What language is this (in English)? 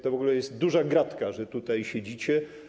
Polish